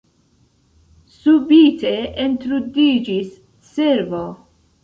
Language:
Esperanto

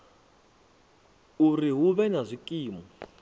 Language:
Venda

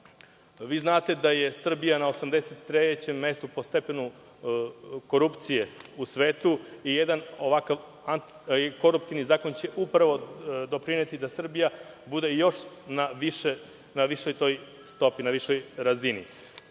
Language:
Serbian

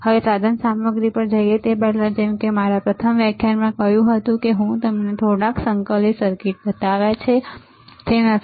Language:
Gujarati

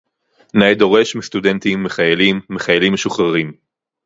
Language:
Hebrew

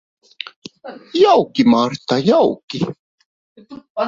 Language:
Latvian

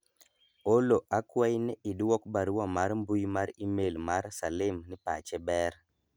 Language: Luo (Kenya and Tanzania)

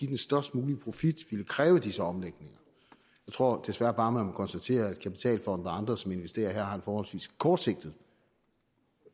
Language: Danish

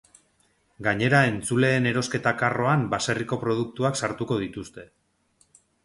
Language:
Basque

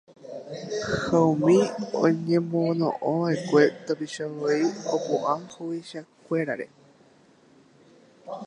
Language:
Guarani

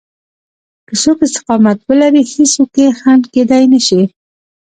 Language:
Pashto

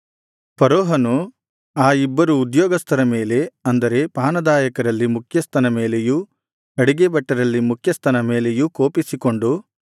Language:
Kannada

